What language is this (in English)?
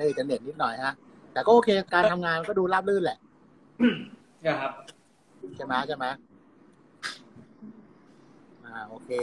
Thai